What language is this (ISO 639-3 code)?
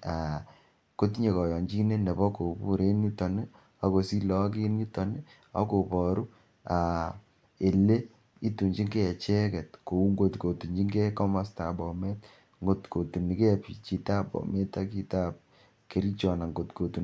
kln